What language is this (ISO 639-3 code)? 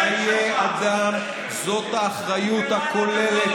heb